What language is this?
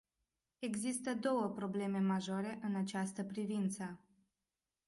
Romanian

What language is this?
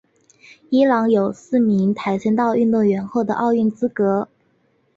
Chinese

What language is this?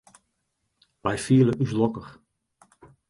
Western Frisian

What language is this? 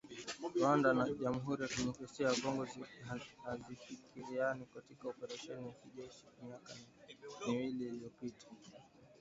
Swahili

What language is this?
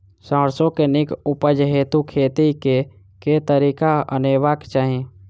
Maithili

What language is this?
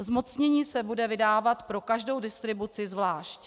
Czech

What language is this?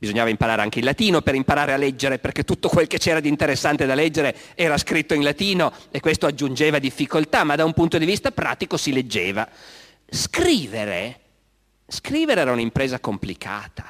Italian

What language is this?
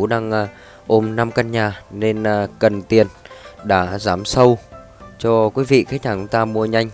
Vietnamese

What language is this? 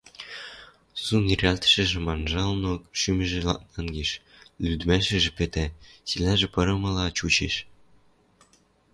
Western Mari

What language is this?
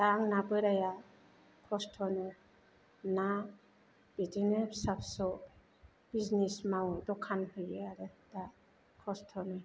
Bodo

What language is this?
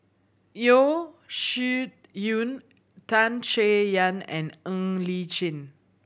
English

